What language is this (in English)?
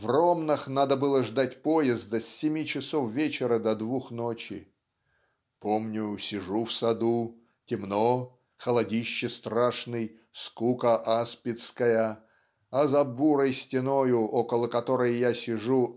Russian